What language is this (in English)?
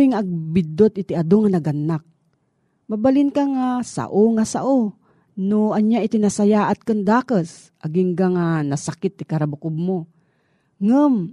Filipino